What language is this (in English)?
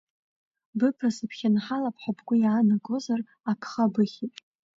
Abkhazian